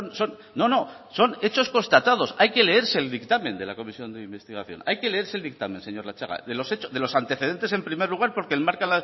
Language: Spanish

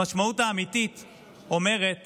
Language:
Hebrew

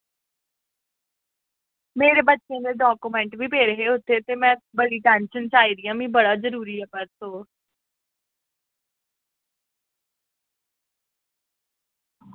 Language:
Dogri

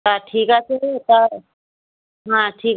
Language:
Bangla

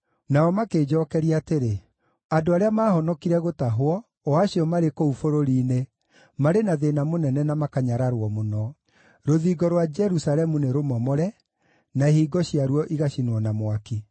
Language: Kikuyu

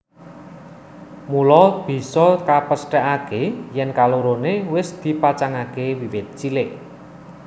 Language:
Javanese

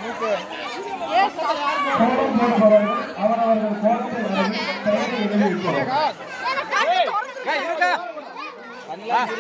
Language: Arabic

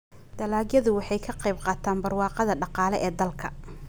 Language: Somali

